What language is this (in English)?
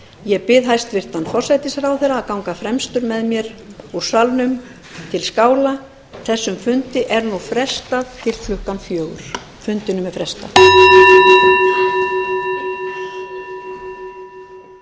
Icelandic